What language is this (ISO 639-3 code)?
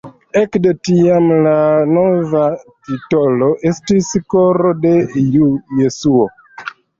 epo